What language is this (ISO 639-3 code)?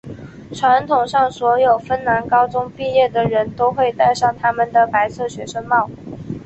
zho